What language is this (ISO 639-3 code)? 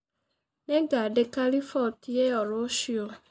kik